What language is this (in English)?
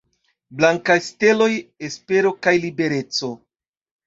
Esperanto